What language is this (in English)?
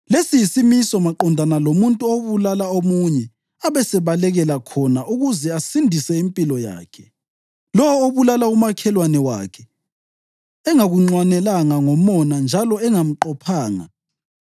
North Ndebele